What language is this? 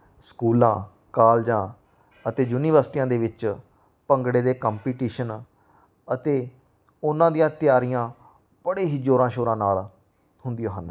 Punjabi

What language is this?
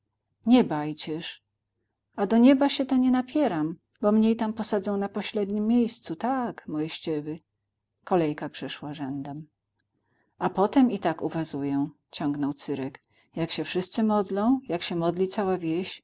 Polish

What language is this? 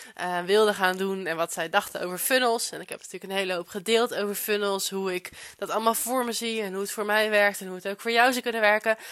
Dutch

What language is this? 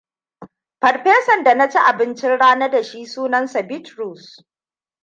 Hausa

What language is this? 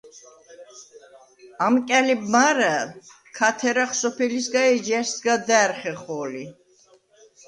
Svan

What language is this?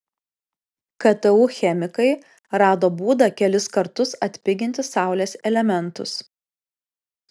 Lithuanian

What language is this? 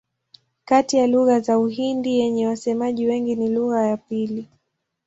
Swahili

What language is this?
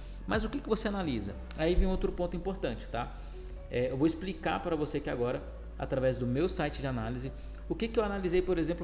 Portuguese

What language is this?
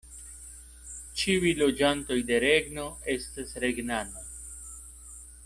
Esperanto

